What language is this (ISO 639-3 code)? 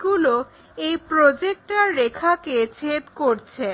ben